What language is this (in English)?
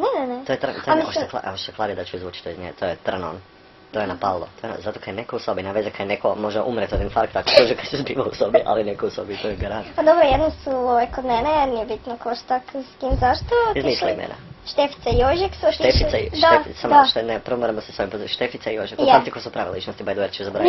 Croatian